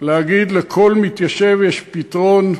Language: Hebrew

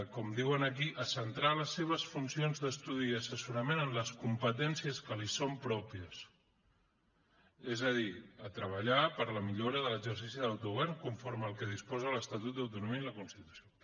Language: Catalan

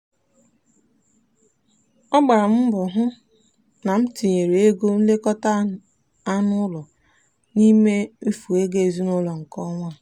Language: Igbo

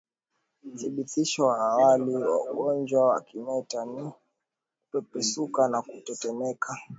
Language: Swahili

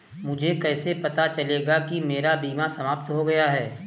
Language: Hindi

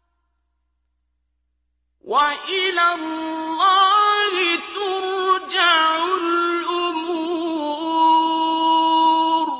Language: Arabic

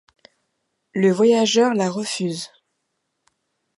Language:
French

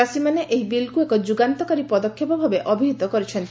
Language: Odia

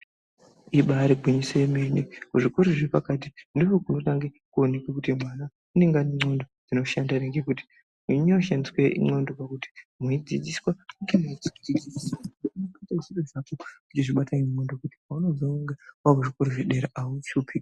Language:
Ndau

